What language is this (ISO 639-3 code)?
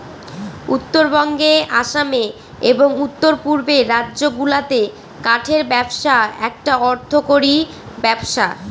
ben